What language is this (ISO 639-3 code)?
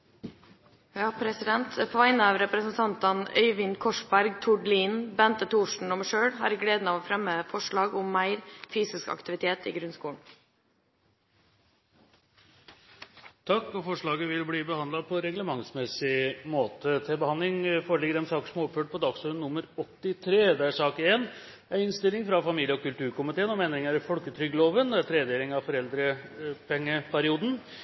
nob